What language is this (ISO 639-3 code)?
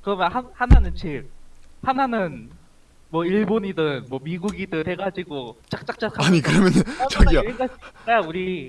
kor